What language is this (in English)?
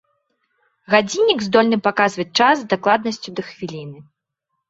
Belarusian